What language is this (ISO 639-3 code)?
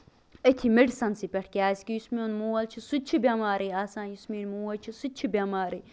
kas